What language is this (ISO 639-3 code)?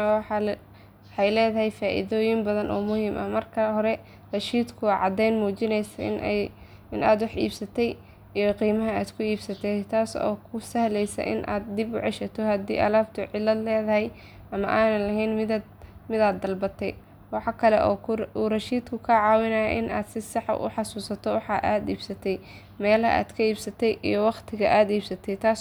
som